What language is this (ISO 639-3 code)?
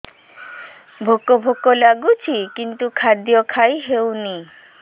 ori